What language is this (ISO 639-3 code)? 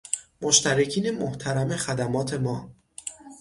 fas